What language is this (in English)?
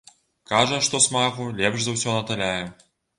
Belarusian